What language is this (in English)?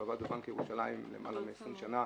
Hebrew